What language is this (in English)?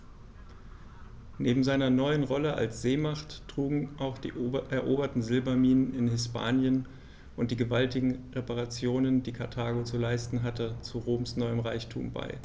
German